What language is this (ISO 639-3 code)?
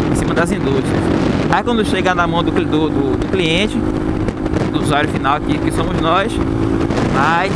por